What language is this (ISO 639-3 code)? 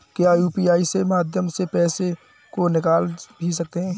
hin